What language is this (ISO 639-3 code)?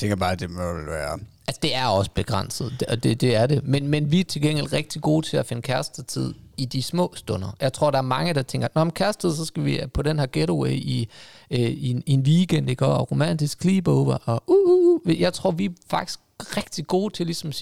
dan